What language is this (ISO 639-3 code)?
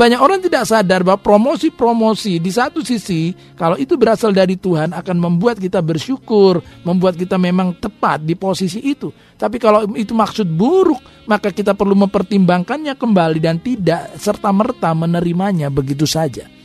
ind